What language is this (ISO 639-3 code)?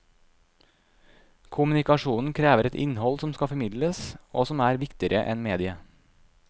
nor